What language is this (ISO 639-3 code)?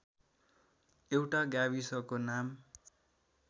nep